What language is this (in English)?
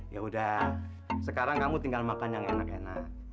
Indonesian